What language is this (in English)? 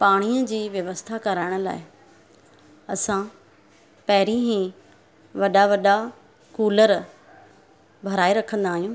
Sindhi